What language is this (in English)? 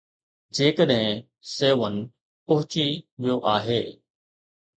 Sindhi